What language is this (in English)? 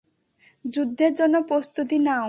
Bangla